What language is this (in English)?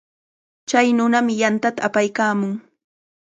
Cajatambo North Lima Quechua